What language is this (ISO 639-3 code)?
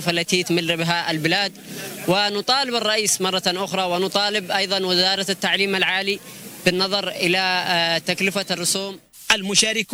ara